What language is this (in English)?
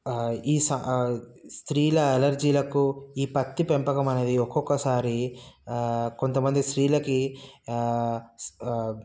Telugu